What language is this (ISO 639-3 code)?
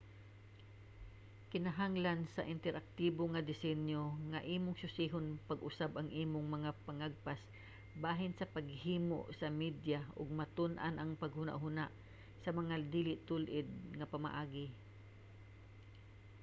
ceb